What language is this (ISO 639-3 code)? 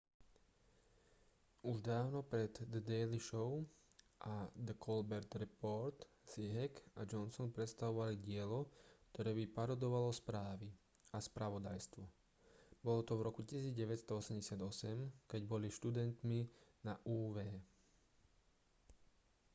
slk